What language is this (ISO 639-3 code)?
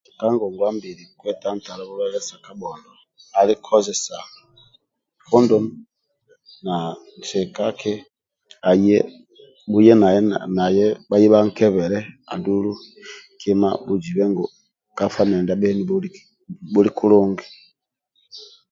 rwm